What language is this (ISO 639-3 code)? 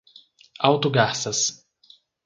por